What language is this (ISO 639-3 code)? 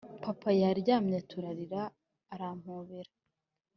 kin